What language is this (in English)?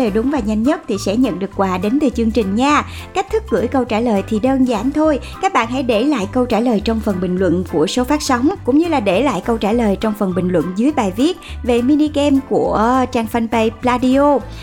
Vietnamese